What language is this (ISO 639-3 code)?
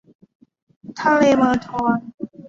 tha